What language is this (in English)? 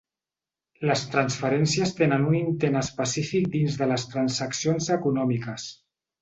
Catalan